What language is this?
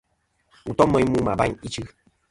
Kom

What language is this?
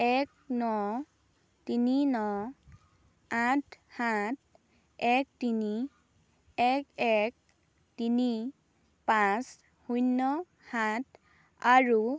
Assamese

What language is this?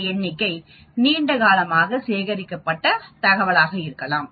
Tamil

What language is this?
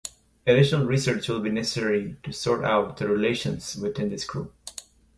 English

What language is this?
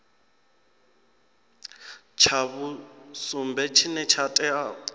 Venda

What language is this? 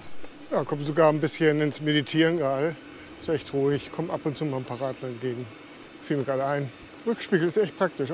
German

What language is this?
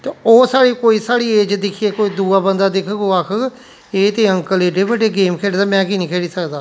Dogri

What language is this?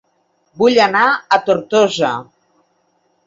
Catalan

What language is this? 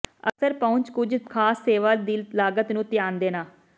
Punjabi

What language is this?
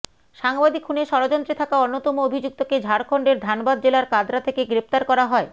Bangla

